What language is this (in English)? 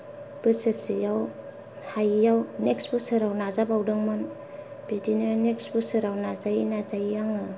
Bodo